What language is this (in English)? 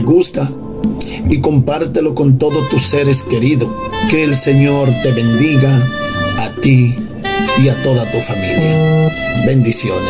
Spanish